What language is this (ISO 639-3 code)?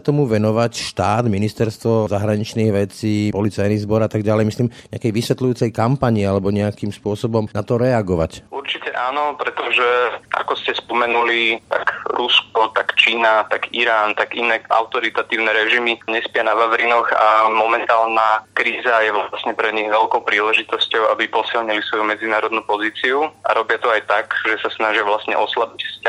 slk